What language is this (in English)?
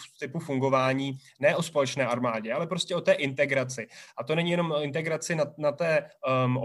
Czech